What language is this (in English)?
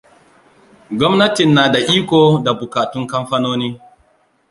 Hausa